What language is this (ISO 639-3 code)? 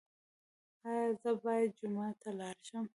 pus